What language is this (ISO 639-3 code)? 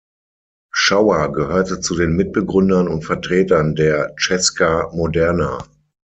deu